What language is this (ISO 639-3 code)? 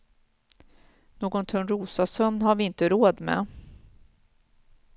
swe